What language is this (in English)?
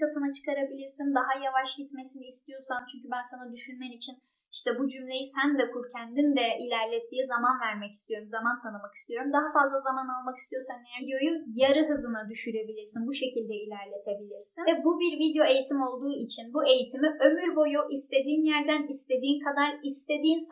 Turkish